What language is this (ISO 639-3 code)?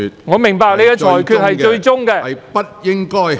yue